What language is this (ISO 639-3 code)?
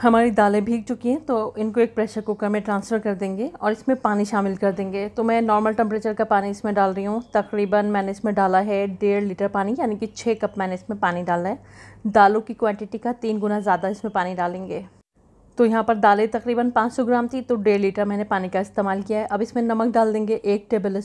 hin